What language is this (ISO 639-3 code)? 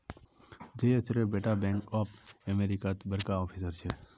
mag